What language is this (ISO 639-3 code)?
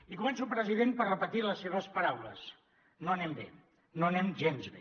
cat